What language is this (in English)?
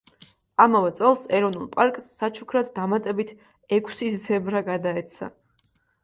Georgian